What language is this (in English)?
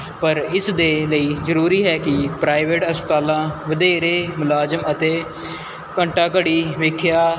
Punjabi